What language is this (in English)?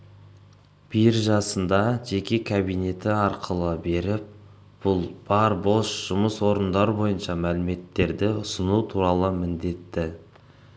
Kazakh